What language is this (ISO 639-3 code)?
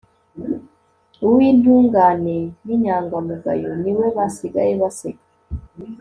kin